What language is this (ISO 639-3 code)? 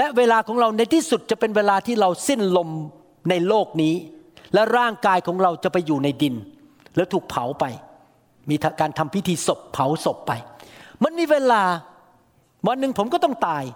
tha